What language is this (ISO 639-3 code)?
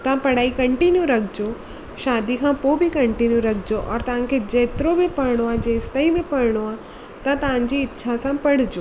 snd